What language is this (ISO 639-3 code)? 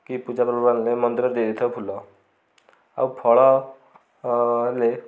ori